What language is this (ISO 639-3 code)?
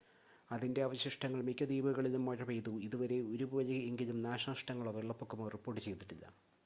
mal